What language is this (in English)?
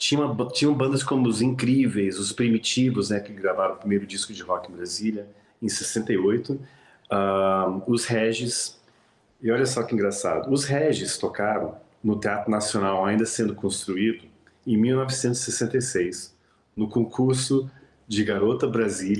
Portuguese